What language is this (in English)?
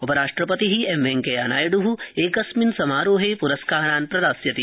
Sanskrit